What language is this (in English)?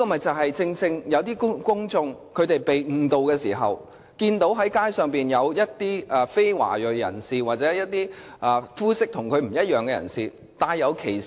Cantonese